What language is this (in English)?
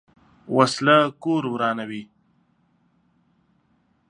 Pashto